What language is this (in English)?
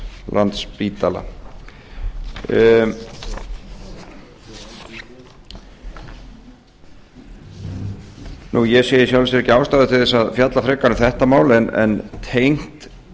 Icelandic